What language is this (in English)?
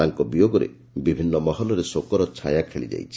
Odia